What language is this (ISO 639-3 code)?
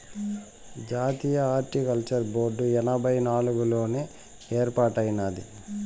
tel